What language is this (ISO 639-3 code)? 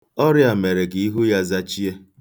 ibo